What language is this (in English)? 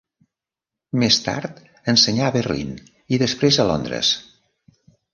Catalan